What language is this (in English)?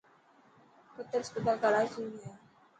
Dhatki